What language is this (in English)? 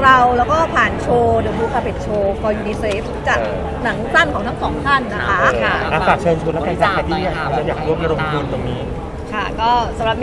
Thai